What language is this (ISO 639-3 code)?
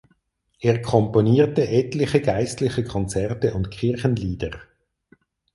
deu